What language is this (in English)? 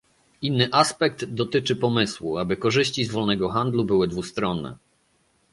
Polish